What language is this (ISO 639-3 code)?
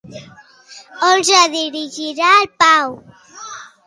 cat